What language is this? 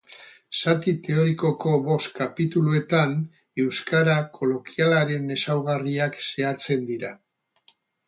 Basque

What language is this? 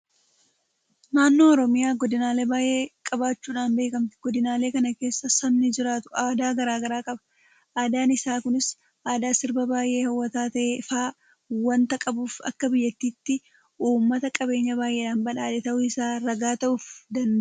Oromo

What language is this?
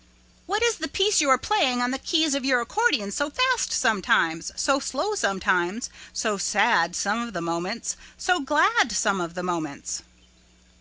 English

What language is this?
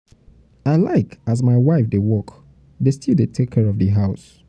Nigerian Pidgin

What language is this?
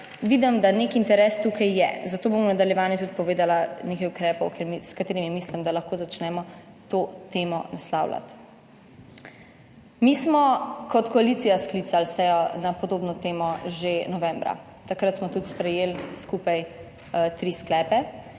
Slovenian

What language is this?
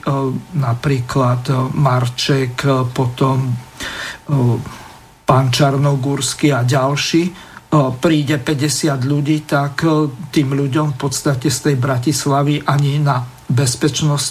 Slovak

